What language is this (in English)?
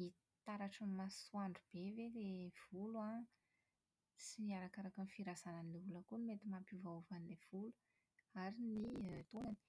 Malagasy